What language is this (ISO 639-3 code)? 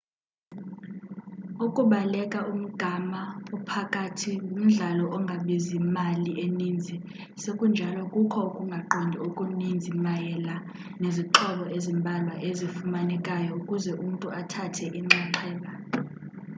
xho